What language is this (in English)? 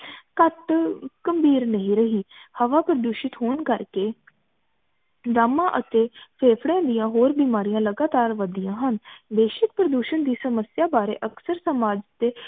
Punjabi